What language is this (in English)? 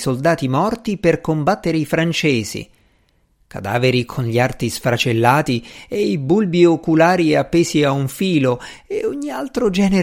Italian